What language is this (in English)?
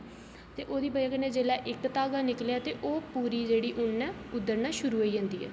Dogri